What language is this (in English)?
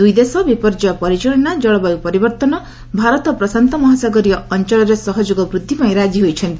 Odia